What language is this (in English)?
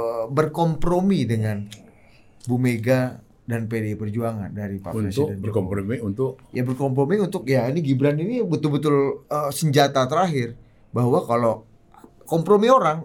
Indonesian